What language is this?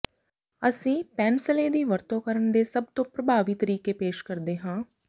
Punjabi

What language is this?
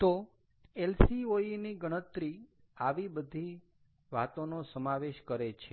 Gujarati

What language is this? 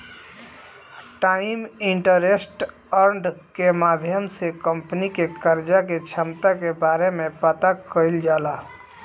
Bhojpuri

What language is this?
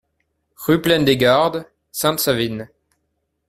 French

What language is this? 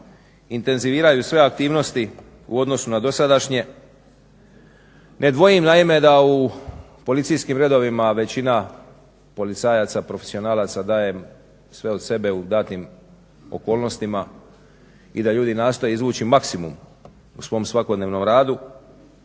Croatian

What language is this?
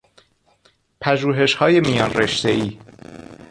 Persian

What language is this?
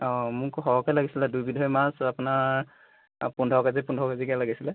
Assamese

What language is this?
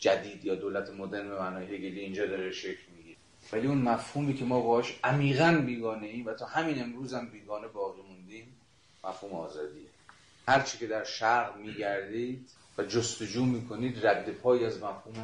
Persian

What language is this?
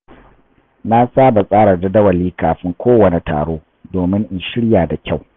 Hausa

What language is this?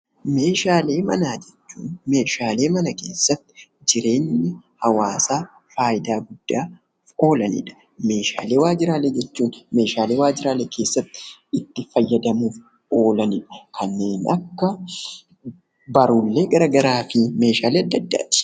Oromo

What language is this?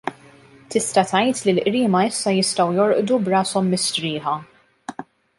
Maltese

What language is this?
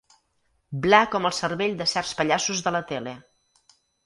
Catalan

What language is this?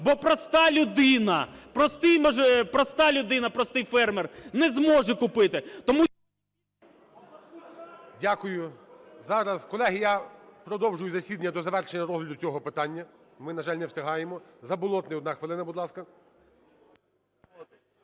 Ukrainian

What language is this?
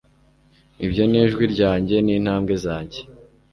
Kinyarwanda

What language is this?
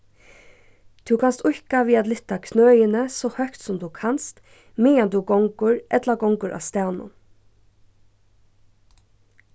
Faroese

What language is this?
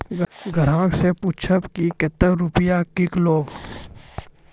Maithili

